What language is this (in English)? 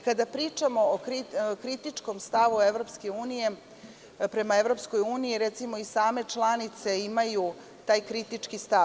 Serbian